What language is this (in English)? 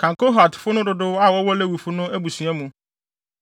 Akan